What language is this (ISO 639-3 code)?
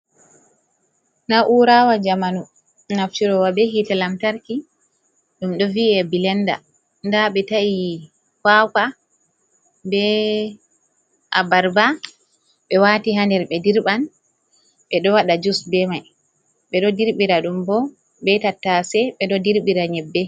ful